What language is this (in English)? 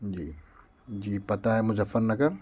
Urdu